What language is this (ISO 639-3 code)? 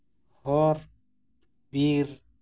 sat